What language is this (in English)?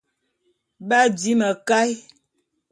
Bulu